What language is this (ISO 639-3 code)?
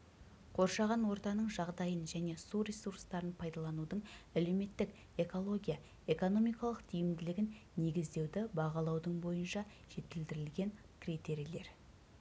kaz